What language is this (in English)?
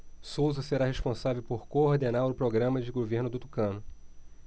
Portuguese